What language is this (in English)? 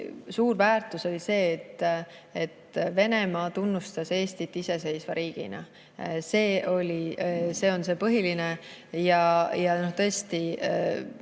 Estonian